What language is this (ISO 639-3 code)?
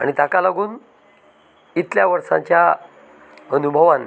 kok